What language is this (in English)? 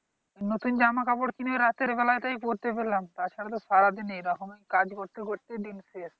Bangla